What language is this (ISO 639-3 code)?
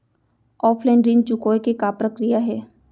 hne